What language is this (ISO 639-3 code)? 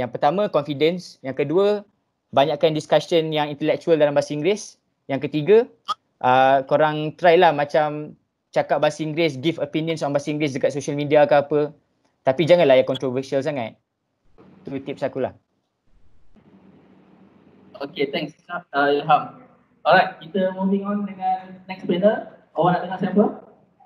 msa